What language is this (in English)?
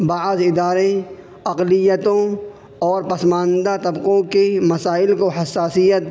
Urdu